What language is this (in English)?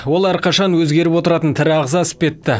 Kazakh